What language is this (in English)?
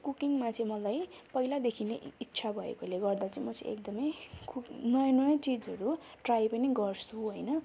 Nepali